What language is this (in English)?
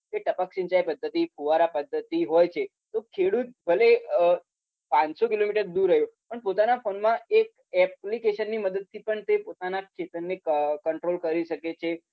Gujarati